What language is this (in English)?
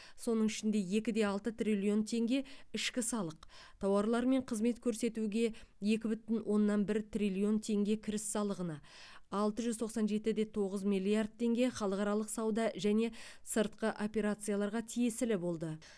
Kazakh